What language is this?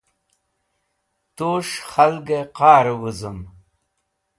Wakhi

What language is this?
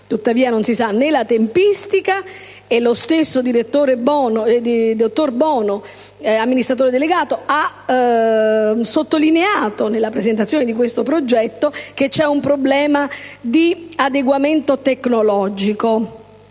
Italian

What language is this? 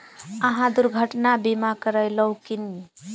Maithili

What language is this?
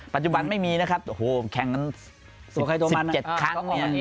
Thai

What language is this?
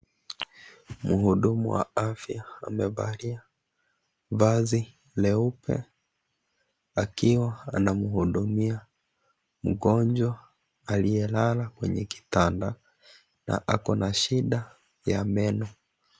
Swahili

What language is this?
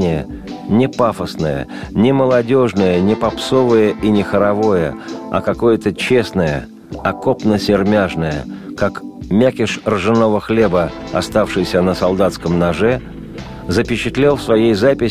Russian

